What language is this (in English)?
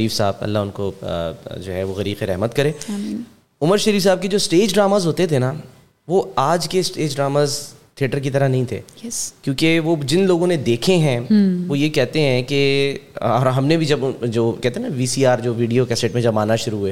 Urdu